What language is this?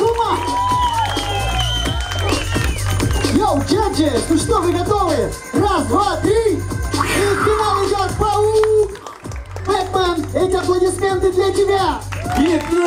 Dutch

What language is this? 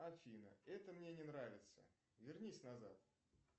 Russian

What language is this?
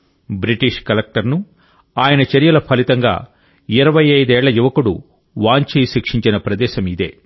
Telugu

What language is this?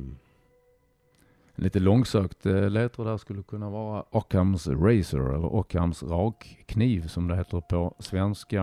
Swedish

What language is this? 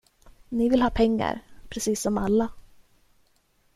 Swedish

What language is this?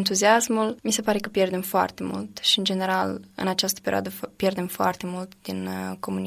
Romanian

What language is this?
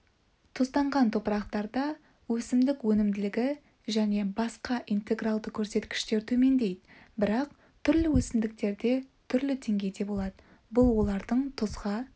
Kazakh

